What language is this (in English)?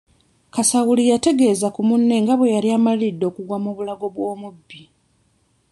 Ganda